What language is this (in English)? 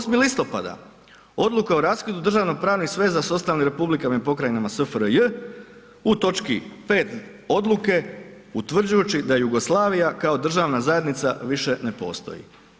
Croatian